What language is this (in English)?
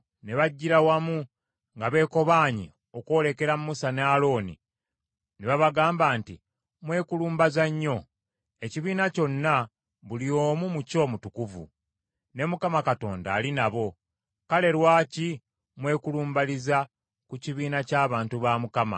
Ganda